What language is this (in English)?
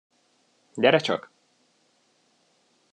Hungarian